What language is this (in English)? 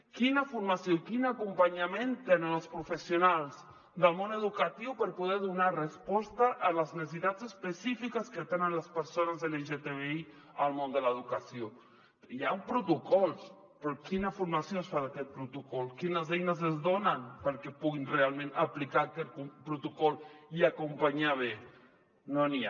Catalan